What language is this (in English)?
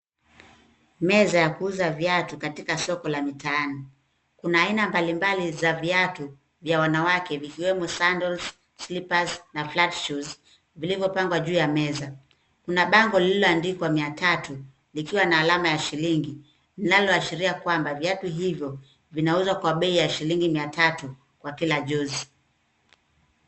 Swahili